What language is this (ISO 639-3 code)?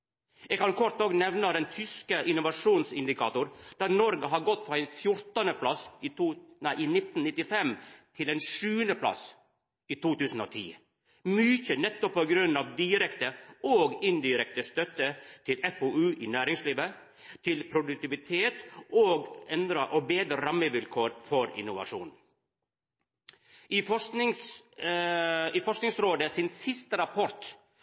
nno